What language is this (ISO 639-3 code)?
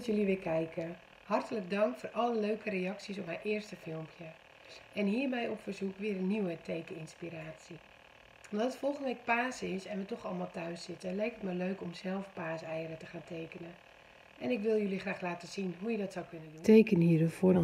nld